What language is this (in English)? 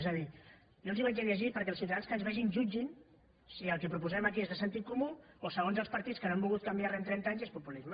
Catalan